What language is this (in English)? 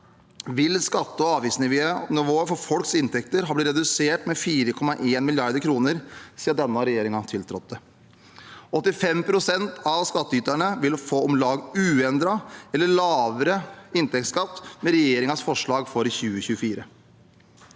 Norwegian